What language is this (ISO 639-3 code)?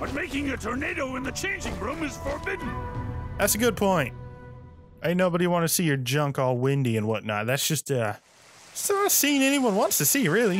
eng